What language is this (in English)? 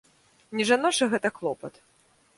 Belarusian